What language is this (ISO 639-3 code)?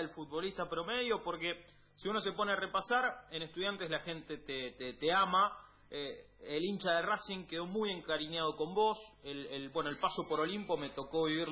spa